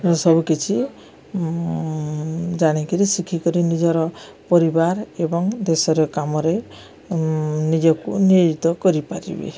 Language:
Odia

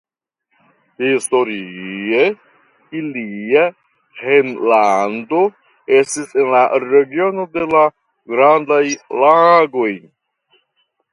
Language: Esperanto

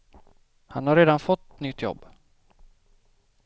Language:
Swedish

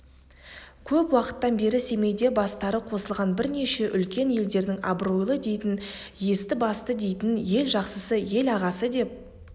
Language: Kazakh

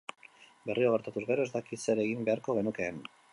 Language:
Basque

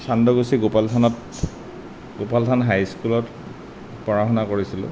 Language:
Assamese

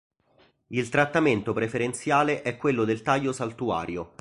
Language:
Italian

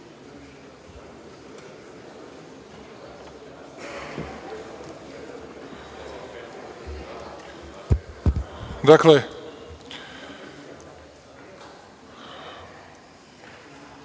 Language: Serbian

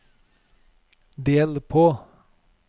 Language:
Norwegian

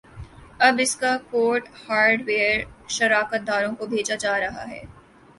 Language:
Urdu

